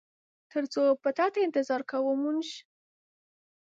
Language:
Pashto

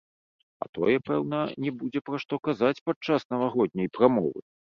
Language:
Belarusian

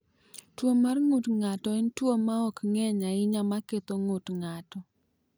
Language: Luo (Kenya and Tanzania)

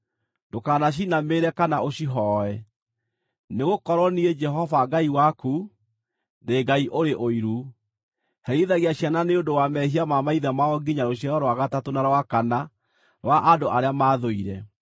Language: Kikuyu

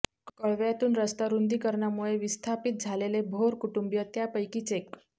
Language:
Marathi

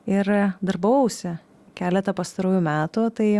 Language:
Lithuanian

